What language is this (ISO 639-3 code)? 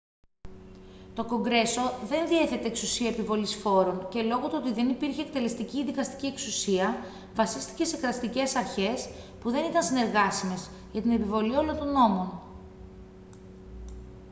ell